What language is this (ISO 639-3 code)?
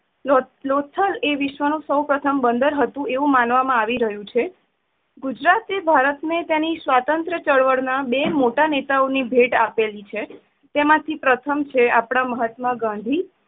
guj